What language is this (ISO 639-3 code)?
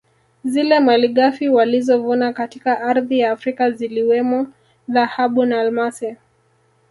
swa